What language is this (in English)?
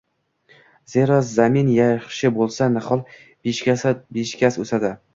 Uzbek